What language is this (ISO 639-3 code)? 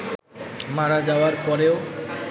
ben